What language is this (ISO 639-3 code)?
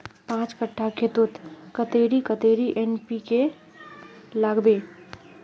mag